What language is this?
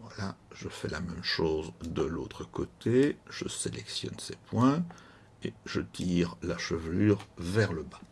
French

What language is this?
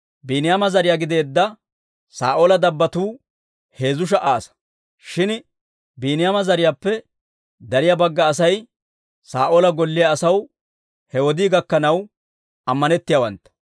Dawro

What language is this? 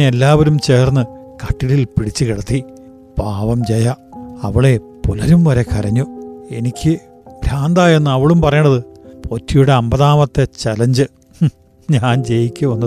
Malayalam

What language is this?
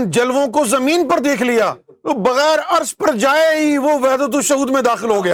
Urdu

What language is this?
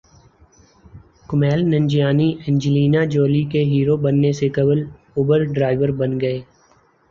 Urdu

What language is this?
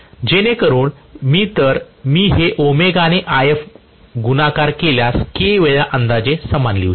Marathi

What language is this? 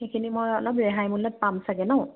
Assamese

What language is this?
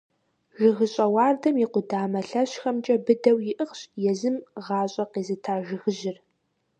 Kabardian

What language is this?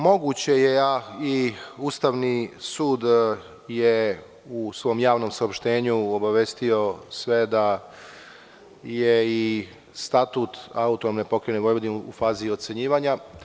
Serbian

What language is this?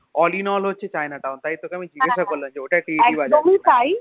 Bangla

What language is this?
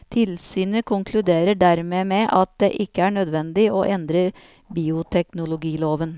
Norwegian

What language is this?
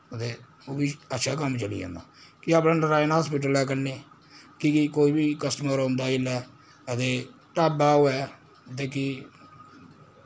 Dogri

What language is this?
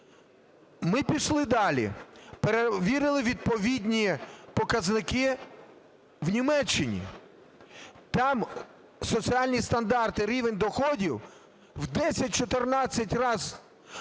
Ukrainian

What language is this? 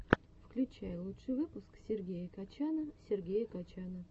Russian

